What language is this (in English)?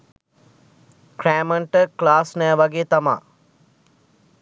Sinhala